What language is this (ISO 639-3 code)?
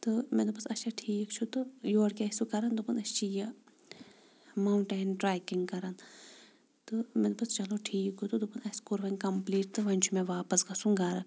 kas